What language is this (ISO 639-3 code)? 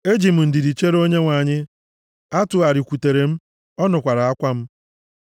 ibo